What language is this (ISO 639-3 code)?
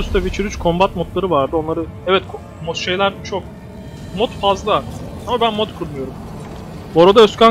tur